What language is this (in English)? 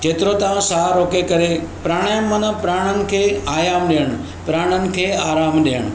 Sindhi